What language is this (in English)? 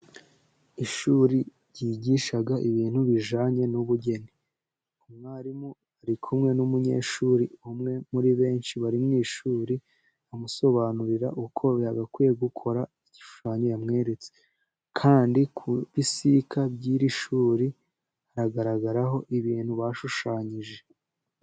Kinyarwanda